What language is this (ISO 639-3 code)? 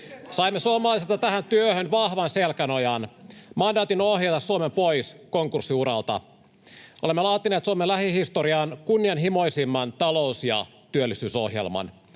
fin